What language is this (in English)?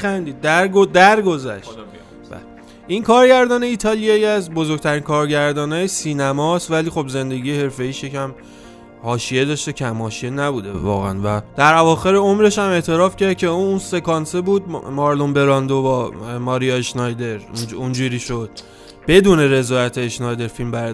Persian